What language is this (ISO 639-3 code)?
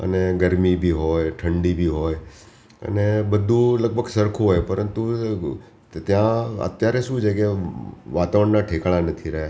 guj